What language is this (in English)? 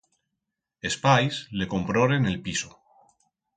Aragonese